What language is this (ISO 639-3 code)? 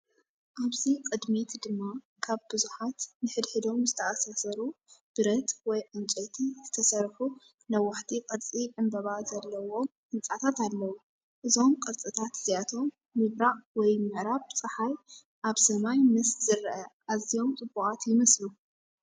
tir